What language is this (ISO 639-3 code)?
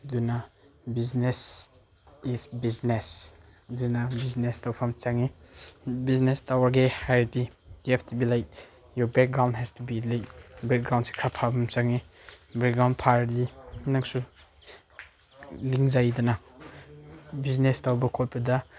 mni